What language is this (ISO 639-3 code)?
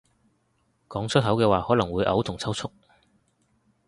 yue